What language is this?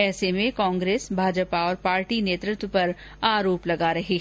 Hindi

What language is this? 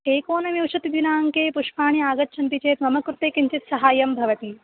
Sanskrit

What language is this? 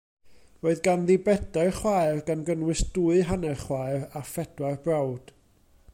Welsh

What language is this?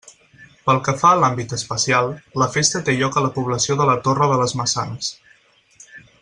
Catalan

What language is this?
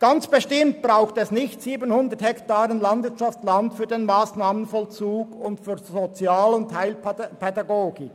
Swiss German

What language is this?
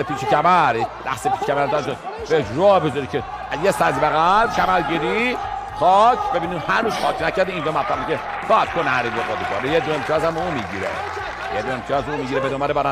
Persian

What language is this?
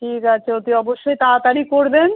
Bangla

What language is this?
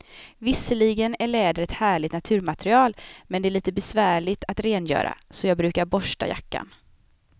Swedish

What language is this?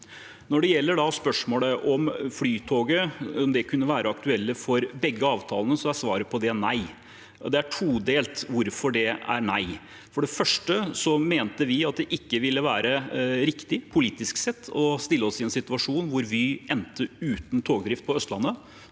Norwegian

